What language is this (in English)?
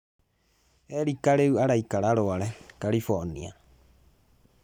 Kikuyu